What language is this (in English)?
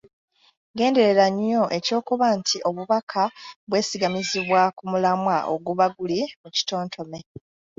Ganda